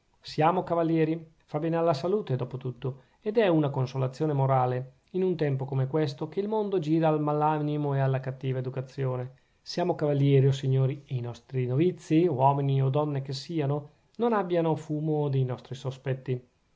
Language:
Italian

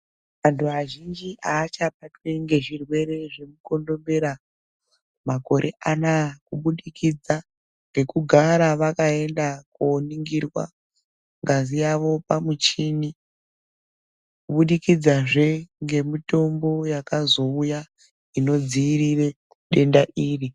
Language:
Ndau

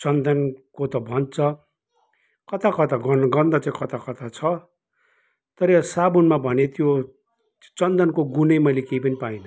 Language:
Nepali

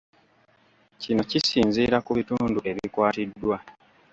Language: Ganda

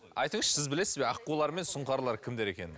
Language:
Kazakh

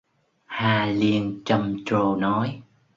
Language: Vietnamese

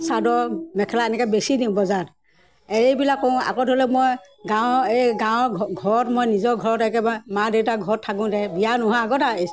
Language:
Assamese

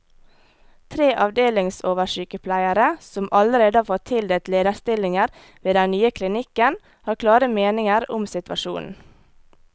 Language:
Norwegian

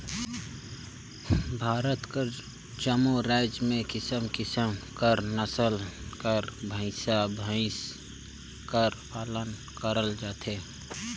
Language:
Chhattisgarhi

